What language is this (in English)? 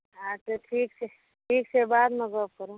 Maithili